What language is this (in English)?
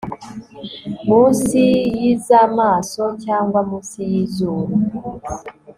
Kinyarwanda